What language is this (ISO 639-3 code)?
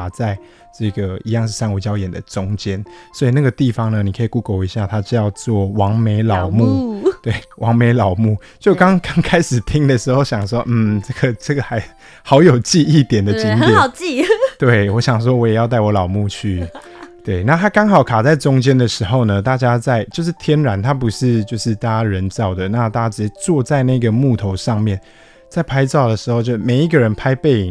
zho